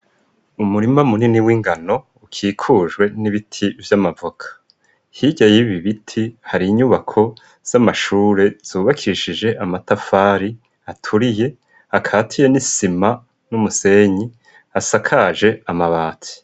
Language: Rundi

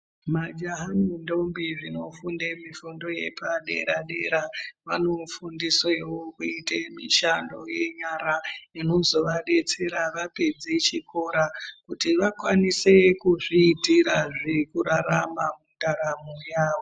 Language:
Ndau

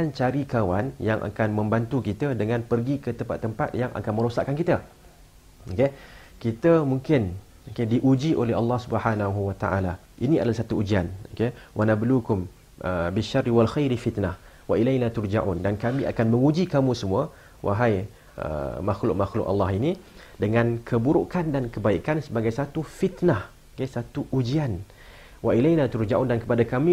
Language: Malay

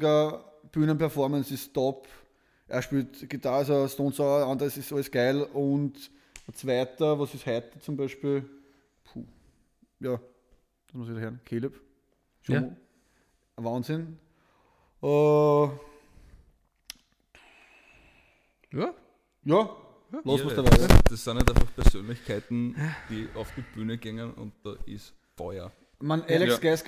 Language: German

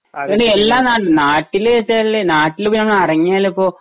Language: Malayalam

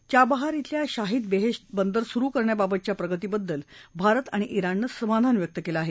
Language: Marathi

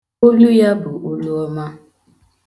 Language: Igbo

